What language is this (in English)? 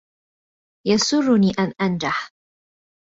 Arabic